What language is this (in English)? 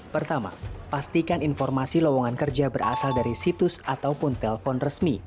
Indonesian